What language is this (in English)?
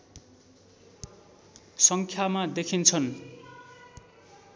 Nepali